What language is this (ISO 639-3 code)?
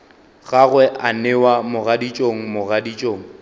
nso